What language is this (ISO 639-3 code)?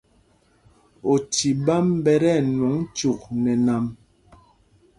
mgg